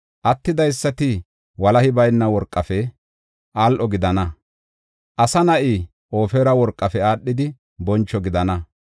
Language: Gofa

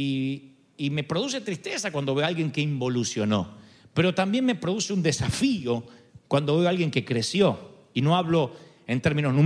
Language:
Spanish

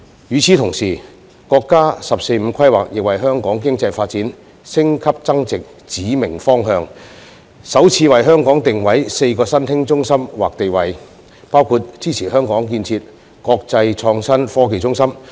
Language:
Cantonese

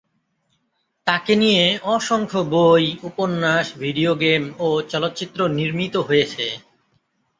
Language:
Bangla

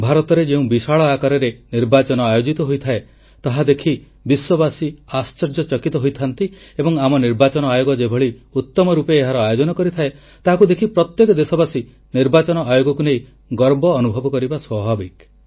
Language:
Odia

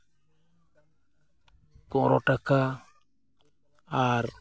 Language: Santali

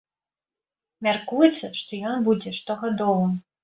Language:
Belarusian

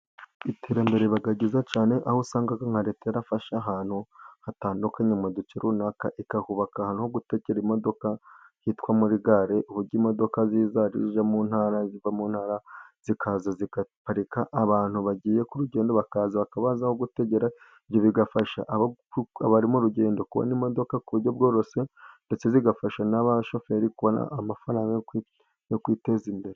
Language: Kinyarwanda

